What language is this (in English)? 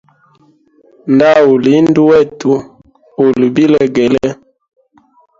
Hemba